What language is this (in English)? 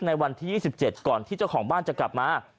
Thai